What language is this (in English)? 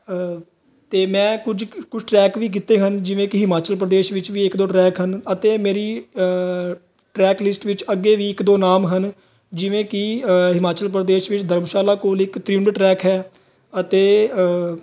Punjabi